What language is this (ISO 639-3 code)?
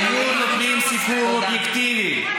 heb